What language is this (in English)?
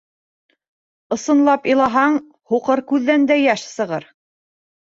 Bashkir